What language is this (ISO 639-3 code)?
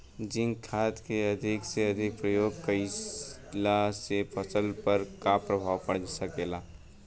bho